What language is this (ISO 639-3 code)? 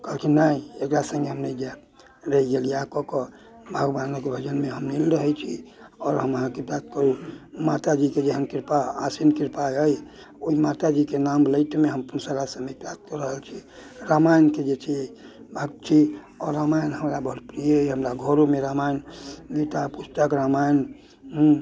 mai